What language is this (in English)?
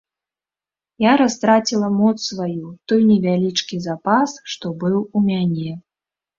Belarusian